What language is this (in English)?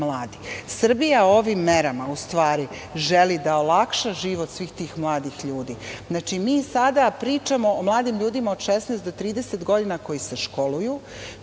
Serbian